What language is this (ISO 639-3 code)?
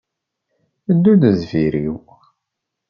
kab